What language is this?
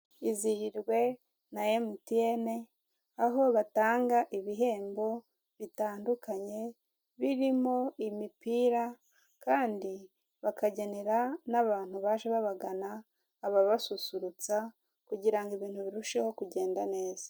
Kinyarwanda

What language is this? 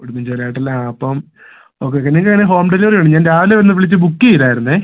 Malayalam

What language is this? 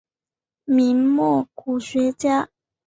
Chinese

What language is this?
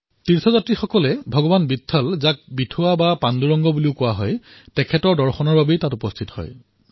Assamese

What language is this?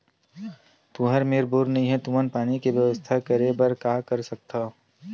Chhattisgarhi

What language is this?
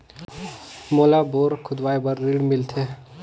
Chhattisgarhi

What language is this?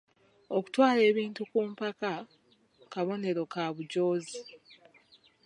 Ganda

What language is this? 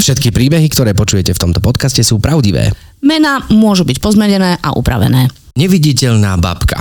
Slovak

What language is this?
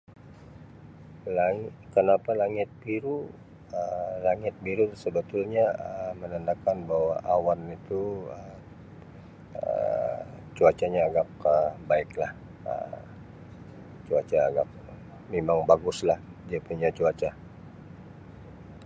Sabah Malay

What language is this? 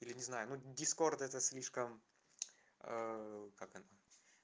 Russian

